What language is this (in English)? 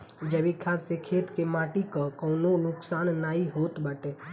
Bhojpuri